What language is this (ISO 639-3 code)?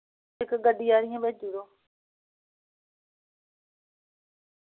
doi